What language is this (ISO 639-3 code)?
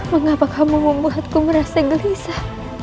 ind